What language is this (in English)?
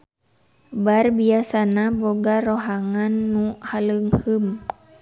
Sundanese